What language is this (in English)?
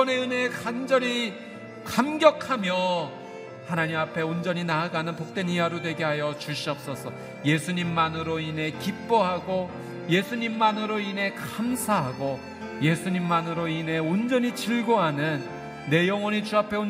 Korean